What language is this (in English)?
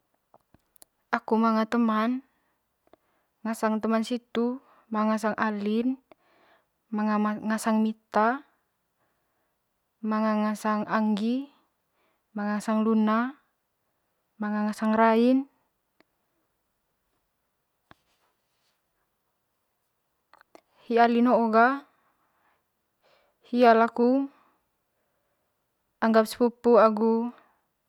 Manggarai